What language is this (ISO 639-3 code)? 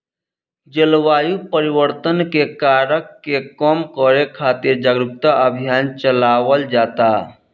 bho